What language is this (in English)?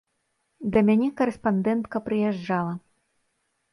Belarusian